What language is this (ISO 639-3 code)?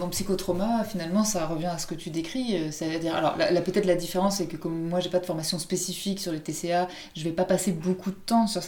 fra